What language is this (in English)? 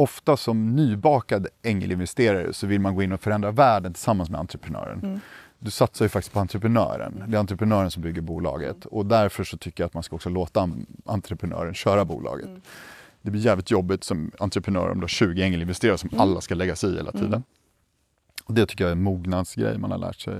Swedish